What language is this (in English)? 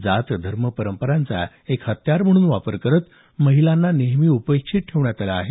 Marathi